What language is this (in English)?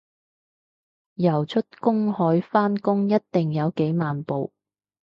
Cantonese